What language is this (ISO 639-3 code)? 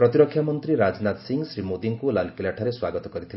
ori